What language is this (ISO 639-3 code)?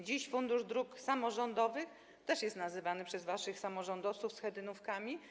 pol